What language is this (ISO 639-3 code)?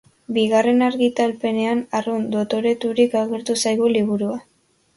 eus